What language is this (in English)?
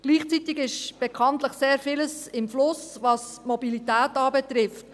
Swiss German